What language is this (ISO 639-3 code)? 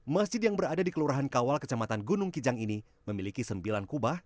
ind